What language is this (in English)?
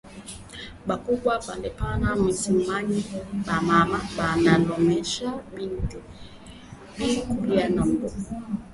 Swahili